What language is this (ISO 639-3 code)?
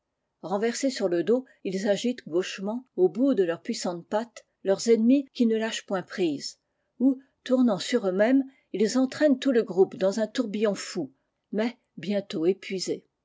fra